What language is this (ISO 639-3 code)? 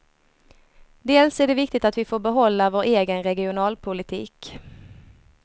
swe